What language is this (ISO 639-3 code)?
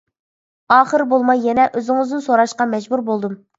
uig